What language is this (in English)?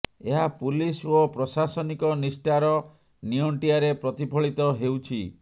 Odia